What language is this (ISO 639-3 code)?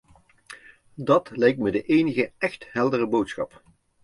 nld